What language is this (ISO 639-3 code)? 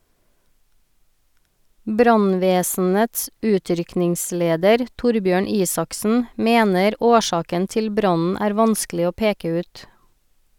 nor